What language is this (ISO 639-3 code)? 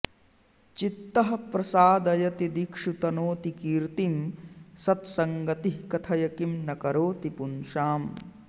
san